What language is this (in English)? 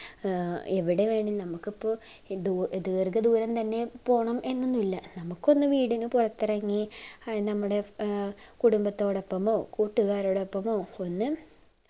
Malayalam